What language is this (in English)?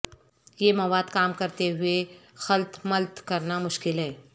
Urdu